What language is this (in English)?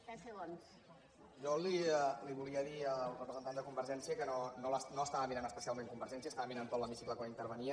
Catalan